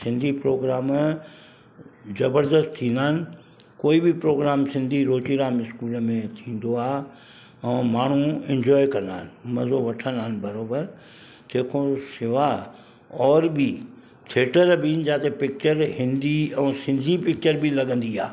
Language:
Sindhi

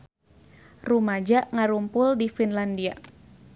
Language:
Sundanese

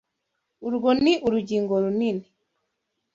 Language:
Kinyarwanda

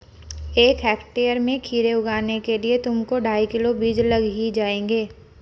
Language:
Hindi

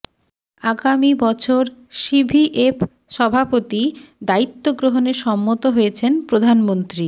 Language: Bangla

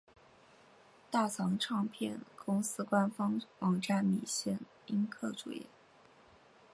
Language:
Chinese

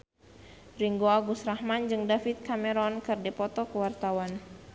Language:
Sundanese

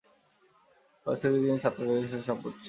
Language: Bangla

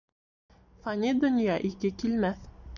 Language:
Bashkir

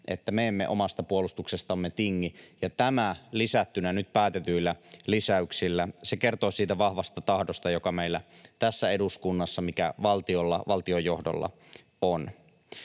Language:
Finnish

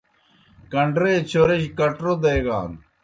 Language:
Kohistani Shina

